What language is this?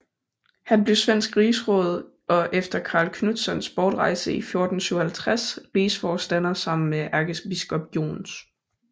Danish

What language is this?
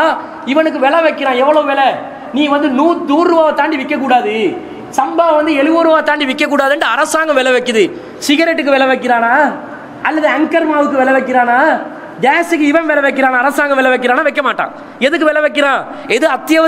Tamil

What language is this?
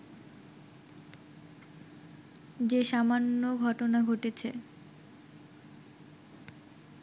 Bangla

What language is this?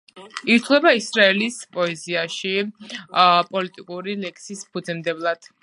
Georgian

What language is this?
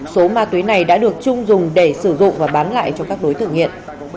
Vietnamese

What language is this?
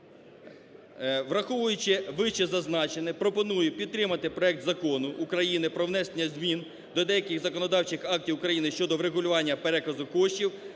Ukrainian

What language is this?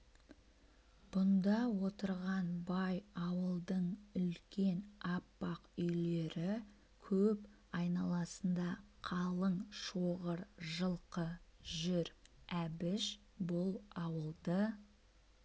Kazakh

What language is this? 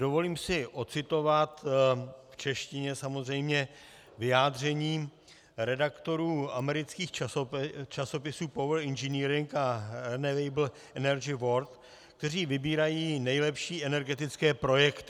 Czech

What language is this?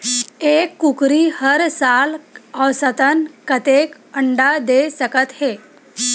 Chhattisgarhi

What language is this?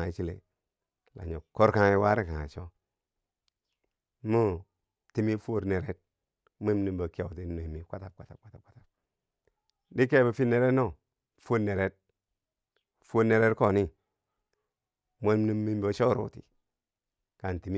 Bangwinji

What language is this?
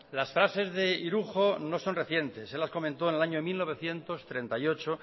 Spanish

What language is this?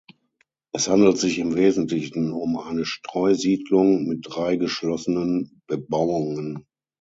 German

